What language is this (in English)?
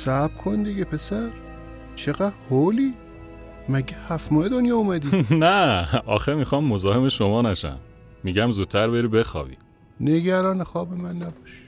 Persian